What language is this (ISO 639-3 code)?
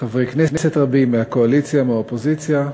heb